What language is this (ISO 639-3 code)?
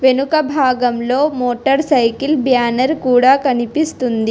tel